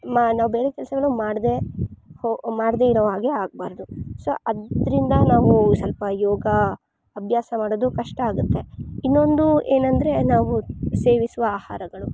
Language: Kannada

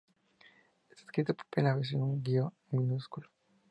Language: Spanish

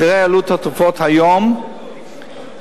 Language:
Hebrew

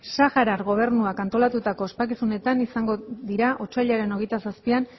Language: Basque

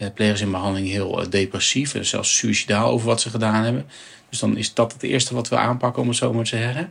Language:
Dutch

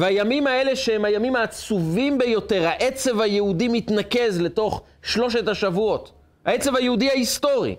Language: Hebrew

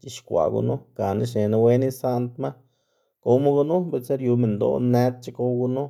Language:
Xanaguía Zapotec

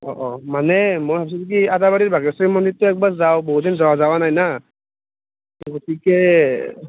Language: Assamese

